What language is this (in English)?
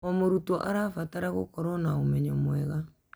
Kikuyu